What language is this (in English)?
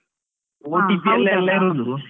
Kannada